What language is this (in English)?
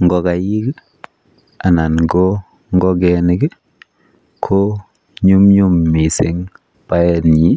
Kalenjin